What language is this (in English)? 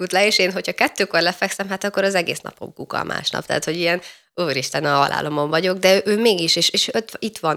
Hungarian